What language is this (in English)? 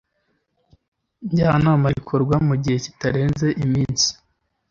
Kinyarwanda